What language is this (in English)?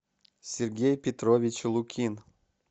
Russian